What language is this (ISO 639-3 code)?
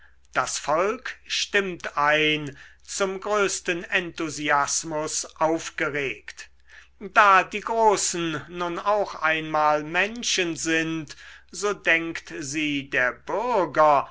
deu